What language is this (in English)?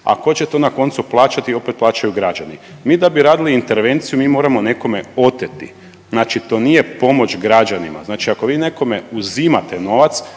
Croatian